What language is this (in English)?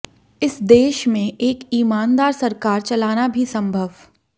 Hindi